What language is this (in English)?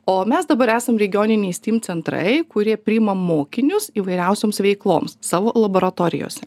Lithuanian